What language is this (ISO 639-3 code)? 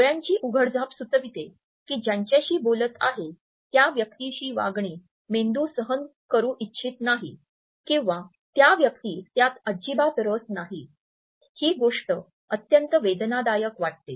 mar